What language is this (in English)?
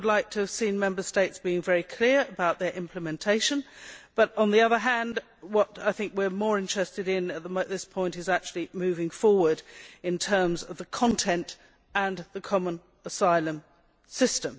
English